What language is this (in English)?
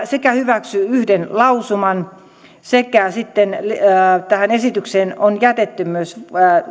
Finnish